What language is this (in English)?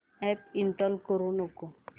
Marathi